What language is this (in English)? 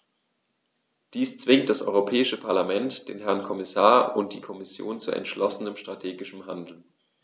German